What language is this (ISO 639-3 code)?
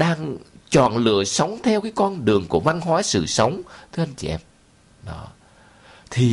vie